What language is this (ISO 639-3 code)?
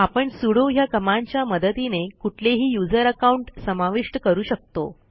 mar